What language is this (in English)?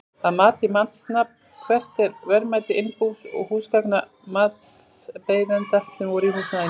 Icelandic